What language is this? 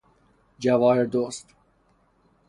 Persian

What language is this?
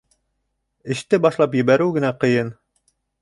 Bashkir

